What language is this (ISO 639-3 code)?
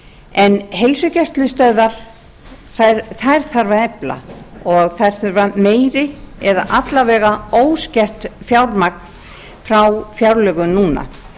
isl